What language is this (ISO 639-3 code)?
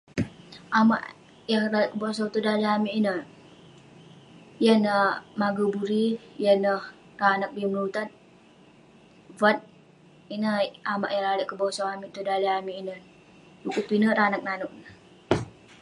pne